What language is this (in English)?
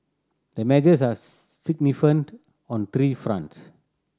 English